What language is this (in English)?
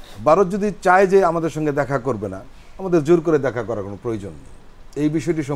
Bangla